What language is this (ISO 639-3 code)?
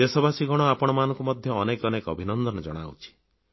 ori